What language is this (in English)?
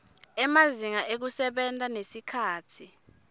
Swati